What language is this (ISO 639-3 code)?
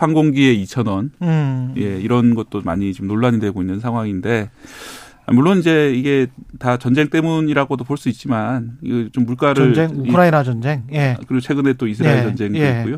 kor